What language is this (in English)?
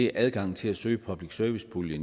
Danish